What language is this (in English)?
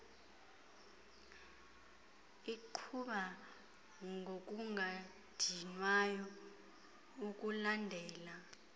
Xhosa